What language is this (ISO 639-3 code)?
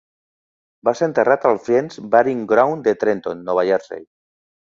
cat